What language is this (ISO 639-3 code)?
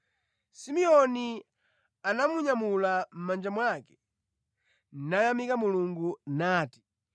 nya